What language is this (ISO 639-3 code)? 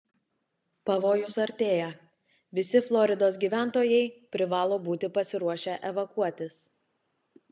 lit